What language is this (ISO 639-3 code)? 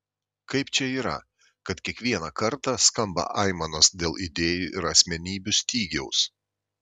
lit